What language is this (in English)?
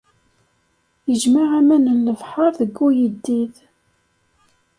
Kabyle